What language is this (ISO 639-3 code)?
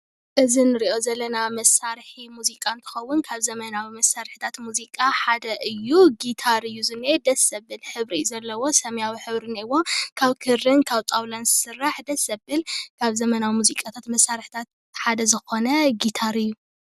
tir